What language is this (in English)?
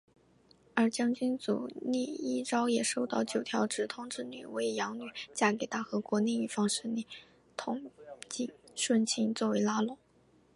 Chinese